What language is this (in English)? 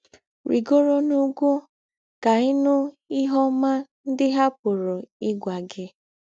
Igbo